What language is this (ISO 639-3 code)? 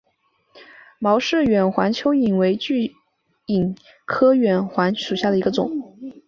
zho